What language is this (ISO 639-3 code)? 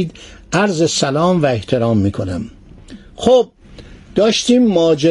fas